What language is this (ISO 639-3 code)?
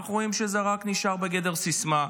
heb